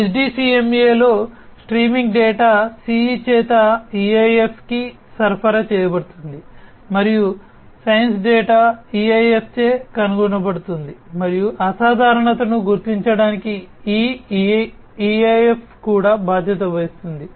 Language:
Telugu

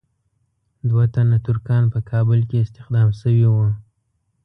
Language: Pashto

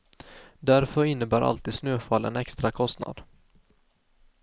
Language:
Swedish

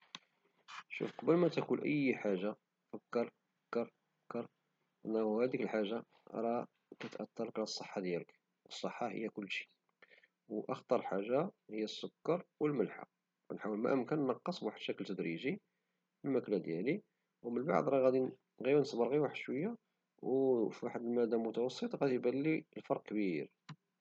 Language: Moroccan Arabic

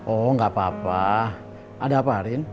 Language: Indonesian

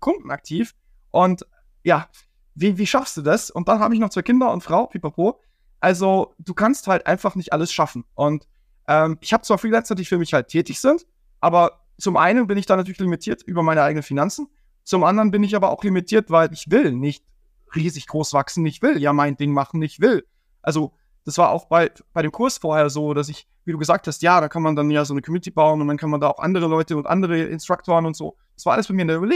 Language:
German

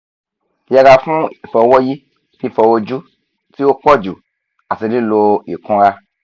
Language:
Yoruba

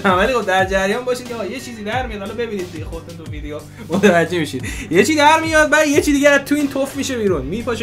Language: Persian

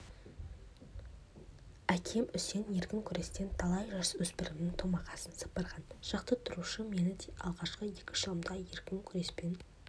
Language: Kazakh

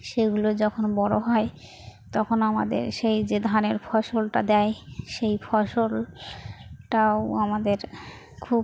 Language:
Bangla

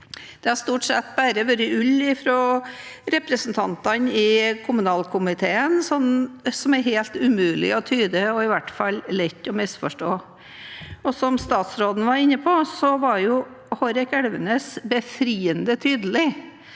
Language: Norwegian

